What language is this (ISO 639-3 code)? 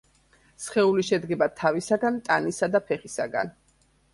kat